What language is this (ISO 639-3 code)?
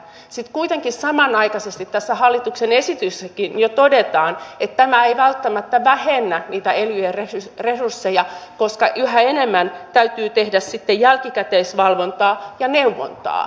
fin